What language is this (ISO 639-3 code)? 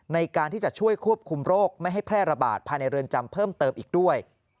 tha